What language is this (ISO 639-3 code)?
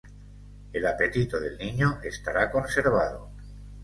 spa